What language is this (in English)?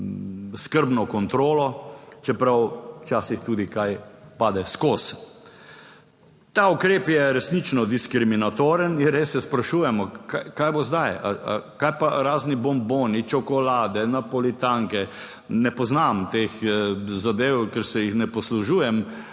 Slovenian